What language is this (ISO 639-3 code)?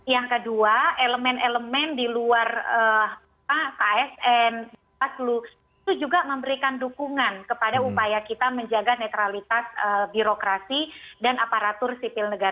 ind